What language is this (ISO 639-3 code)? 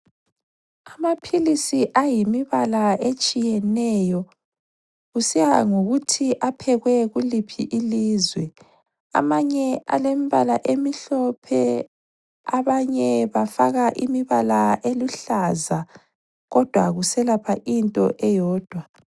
nde